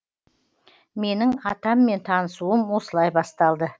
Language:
Kazakh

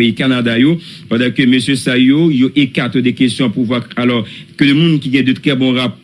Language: French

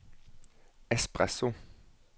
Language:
Norwegian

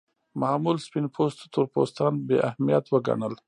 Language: Pashto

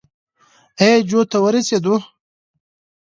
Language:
Pashto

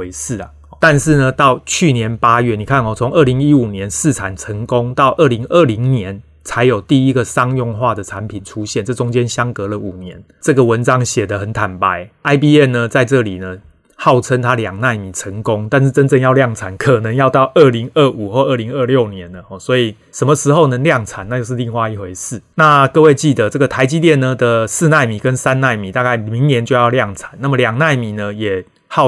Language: Chinese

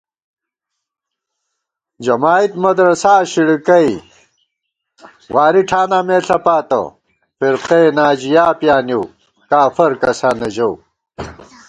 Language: Gawar-Bati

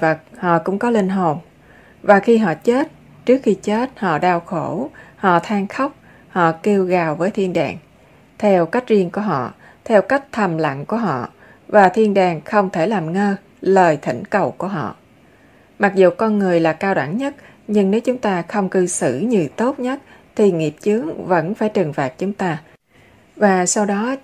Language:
Vietnamese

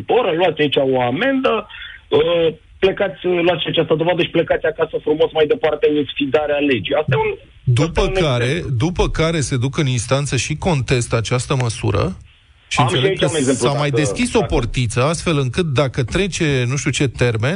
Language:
Romanian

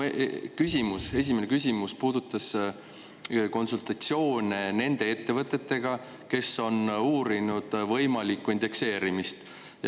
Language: Estonian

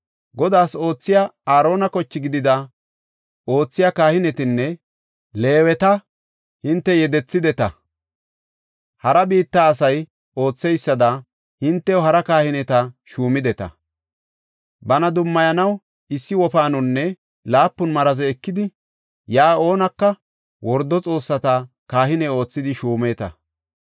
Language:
Gofa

